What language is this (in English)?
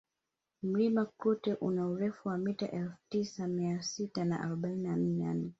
Swahili